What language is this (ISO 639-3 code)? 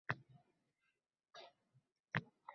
uzb